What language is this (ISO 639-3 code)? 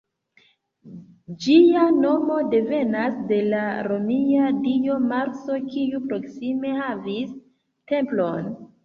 epo